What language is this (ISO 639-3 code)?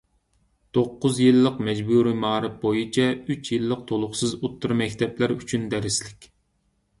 uig